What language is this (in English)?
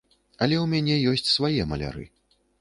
Belarusian